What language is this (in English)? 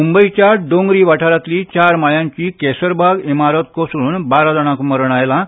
Konkani